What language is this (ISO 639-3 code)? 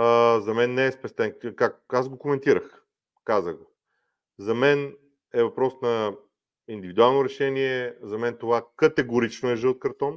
bul